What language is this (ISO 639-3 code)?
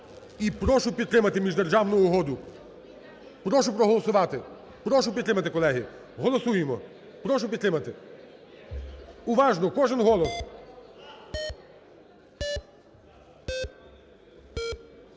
ukr